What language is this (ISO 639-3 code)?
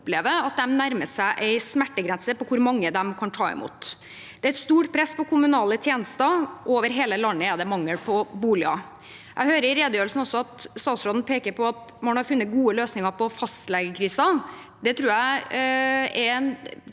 nor